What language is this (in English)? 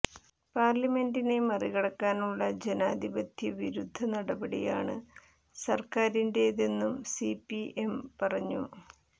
Malayalam